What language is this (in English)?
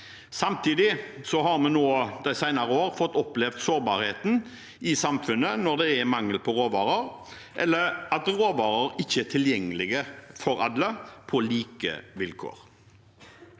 Norwegian